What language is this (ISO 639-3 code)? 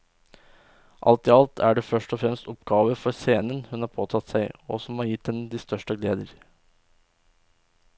nor